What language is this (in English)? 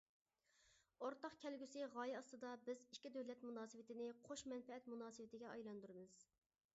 Uyghur